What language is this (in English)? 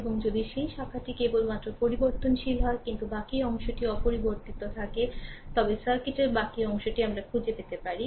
Bangla